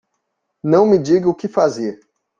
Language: Portuguese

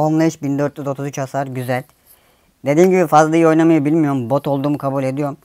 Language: Turkish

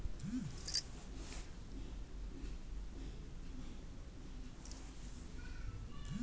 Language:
Kannada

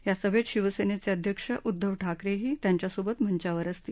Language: Marathi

